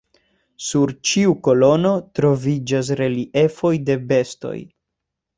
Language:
Esperanto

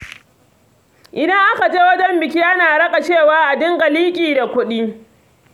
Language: Hausa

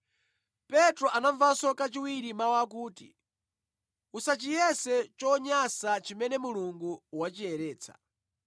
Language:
Nyanja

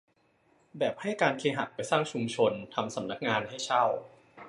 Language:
Thai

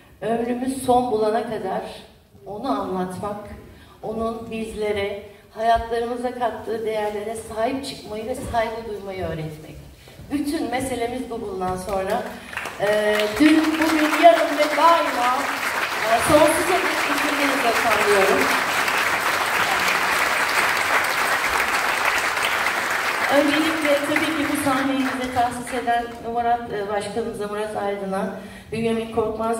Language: Turkish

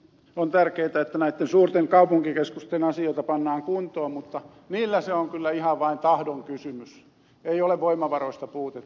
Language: Finnish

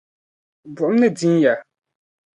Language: Dagbani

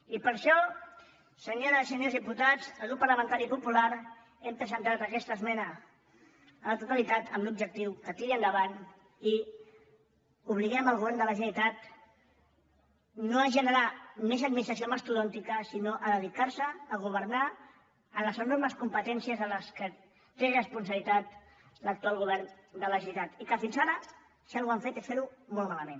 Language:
Catalan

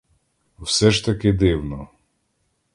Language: Ukrainian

